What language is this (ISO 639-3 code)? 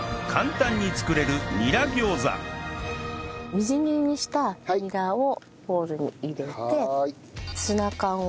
jpn